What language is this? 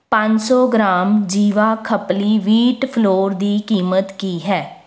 Punjabi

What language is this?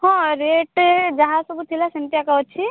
Odia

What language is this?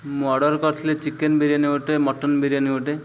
Odia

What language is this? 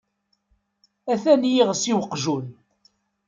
Kabyle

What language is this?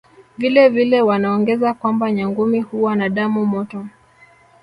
Swahili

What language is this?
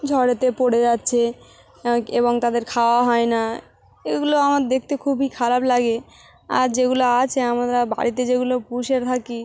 Bangla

